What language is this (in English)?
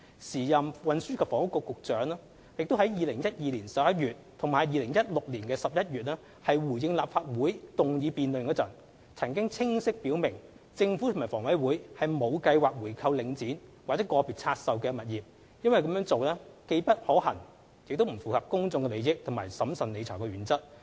Cantonese